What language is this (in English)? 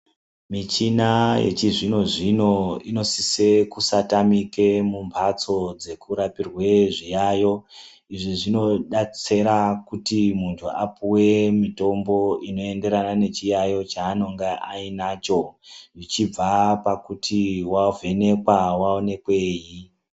Ndau